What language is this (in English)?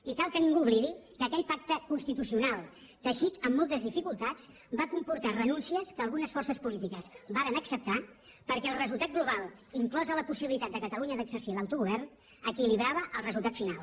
Catalan